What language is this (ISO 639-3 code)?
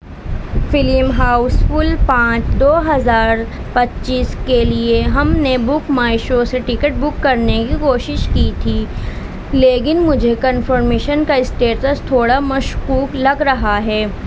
urd